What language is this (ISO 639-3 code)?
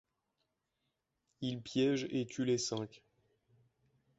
fra